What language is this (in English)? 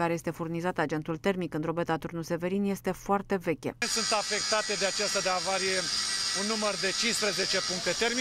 Romanian